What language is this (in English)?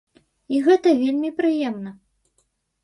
Belarusian